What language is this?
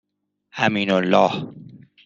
Persian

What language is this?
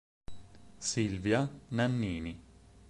Italian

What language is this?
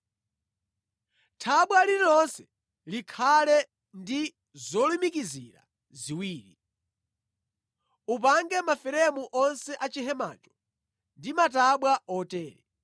Nyanja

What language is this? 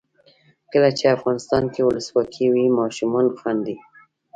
Pashto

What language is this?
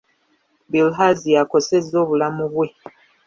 Ganda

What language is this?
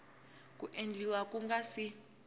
Tsonga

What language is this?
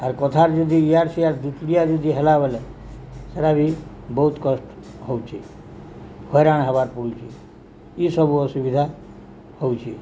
Odia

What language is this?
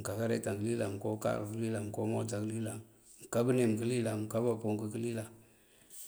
Mandjak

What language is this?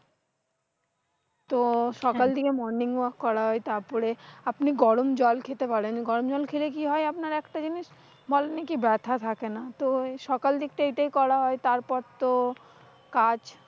Bangla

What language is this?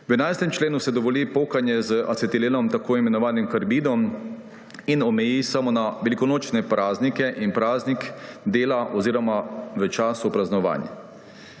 Slovenian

